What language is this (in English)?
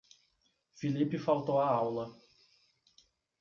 Portuguese